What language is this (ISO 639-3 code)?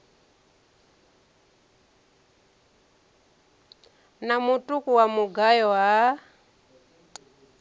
ven